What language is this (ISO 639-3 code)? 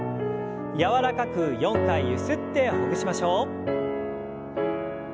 jpn